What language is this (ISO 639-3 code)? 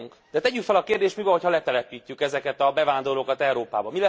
hun